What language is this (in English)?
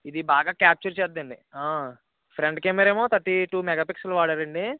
Telugu